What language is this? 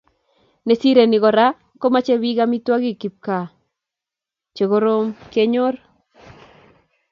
Kalenjin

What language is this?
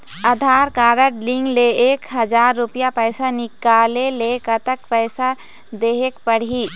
Chhattisgarhi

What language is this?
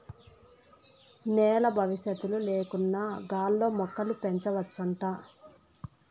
Telugu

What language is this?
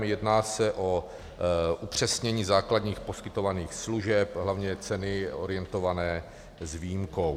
Czech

